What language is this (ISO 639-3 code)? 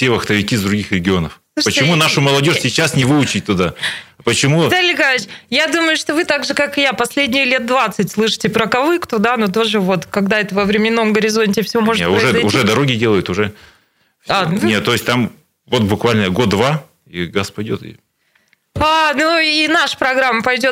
rus